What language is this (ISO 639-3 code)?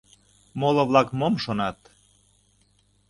chm